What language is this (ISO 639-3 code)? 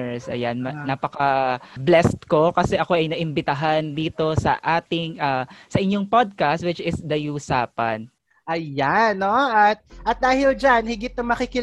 fil